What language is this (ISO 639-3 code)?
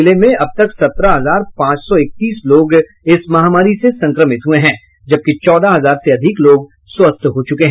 hin